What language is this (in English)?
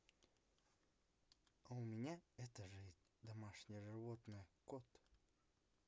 Russian